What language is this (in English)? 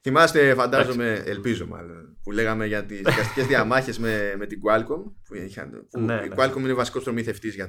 Greek